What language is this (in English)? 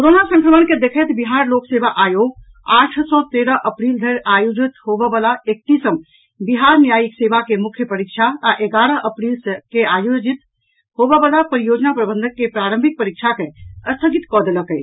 Maithili